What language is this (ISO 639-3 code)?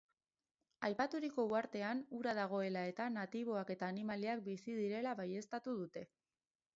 eus